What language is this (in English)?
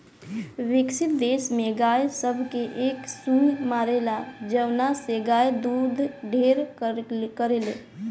Bhojpuri